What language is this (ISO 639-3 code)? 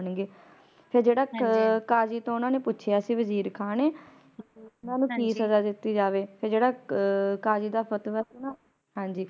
pan